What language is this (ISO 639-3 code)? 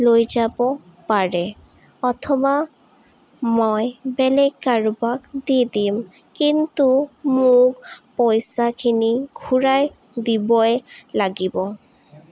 asm